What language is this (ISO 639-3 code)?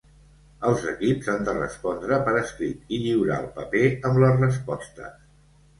cat